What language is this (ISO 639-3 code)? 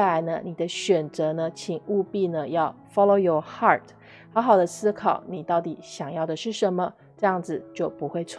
zho